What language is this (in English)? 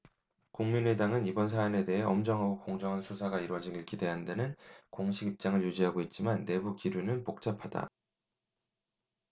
Korean